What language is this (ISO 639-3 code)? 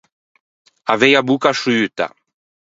lij